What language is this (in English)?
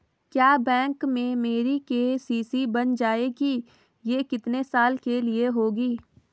Hindi